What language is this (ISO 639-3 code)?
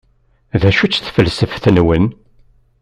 kab